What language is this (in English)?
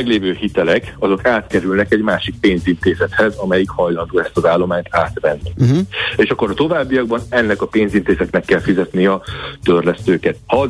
Hungarian